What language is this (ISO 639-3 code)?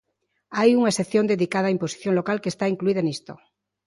glg